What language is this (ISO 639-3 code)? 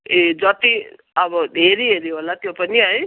nep